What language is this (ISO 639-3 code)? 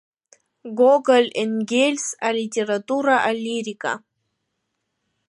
abk